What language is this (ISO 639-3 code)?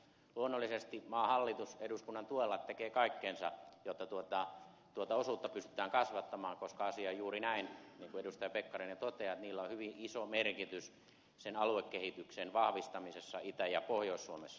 fin